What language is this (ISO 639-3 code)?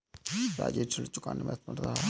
hin